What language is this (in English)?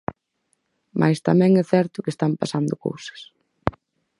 Galician